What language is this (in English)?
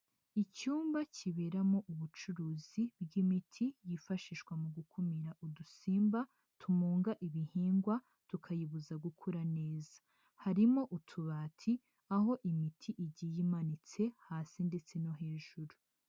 Kinyarwanda